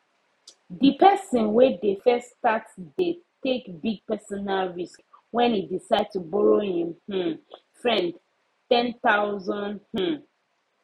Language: Nigerian Pidgin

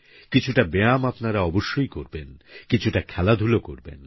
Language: Bangla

